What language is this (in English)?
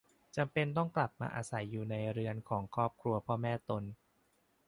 Thai